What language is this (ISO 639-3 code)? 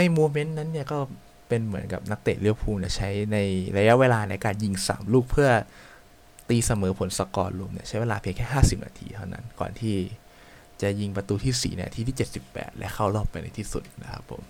tha